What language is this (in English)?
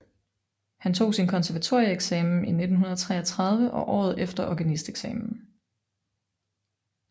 Danish